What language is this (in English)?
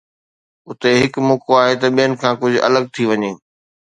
Sindhi